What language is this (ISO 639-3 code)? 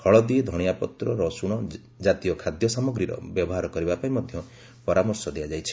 ori